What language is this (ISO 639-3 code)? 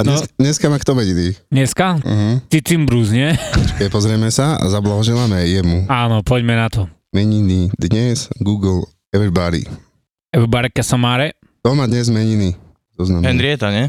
slk